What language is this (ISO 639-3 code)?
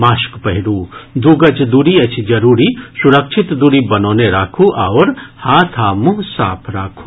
mai